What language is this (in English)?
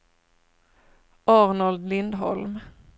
Swedish